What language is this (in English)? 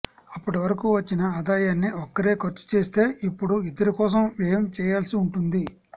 Telugu